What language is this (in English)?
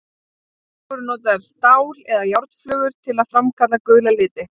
Icelandic